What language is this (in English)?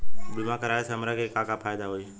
Bhojpuri